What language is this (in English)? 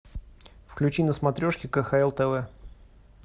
Russian